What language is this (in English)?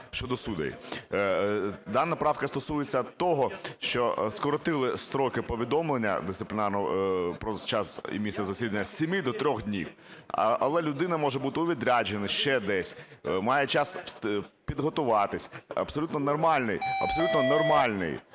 Ukrainian